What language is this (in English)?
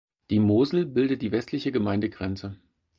German